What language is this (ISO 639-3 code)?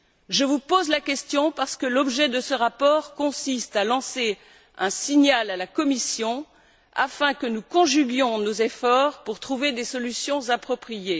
fra